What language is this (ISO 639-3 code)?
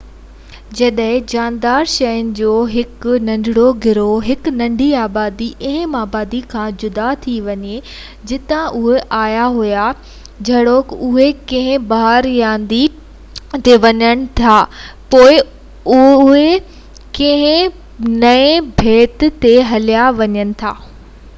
snd